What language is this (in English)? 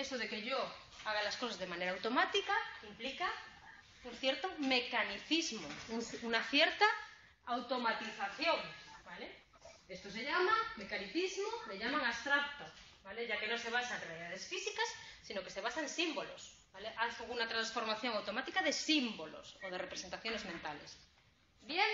Spanish